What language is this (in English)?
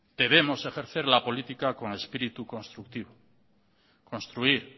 Spanish